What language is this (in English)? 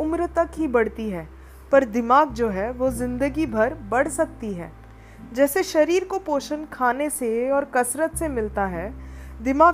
Hindi